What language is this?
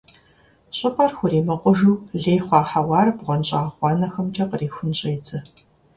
Kabardian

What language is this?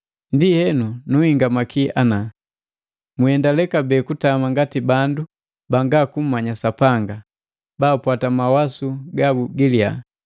Matengo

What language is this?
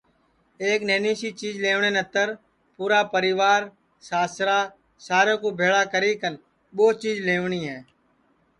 Sansi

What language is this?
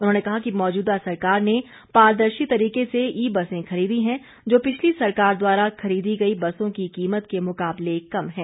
Hindi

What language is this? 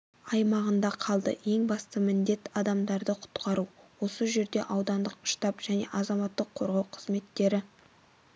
Kazakh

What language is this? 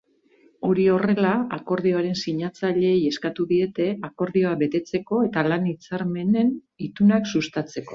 Basque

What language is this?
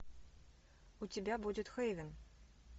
Russian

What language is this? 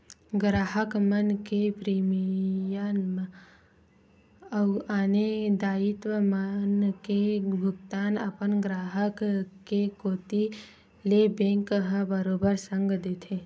Chhattisgarhi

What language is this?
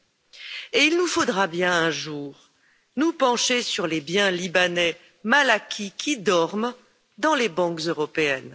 French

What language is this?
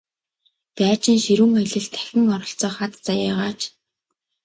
Mongolian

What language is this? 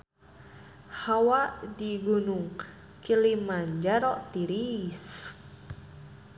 Sundanese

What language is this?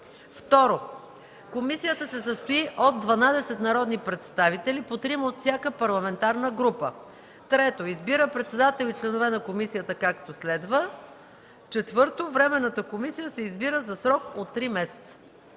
Bulgarian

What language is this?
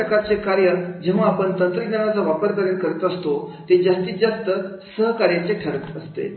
Marathi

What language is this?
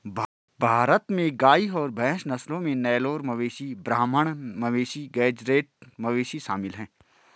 Hindi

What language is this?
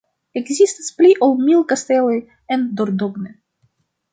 Esperanto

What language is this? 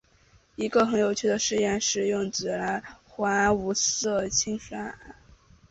Chinese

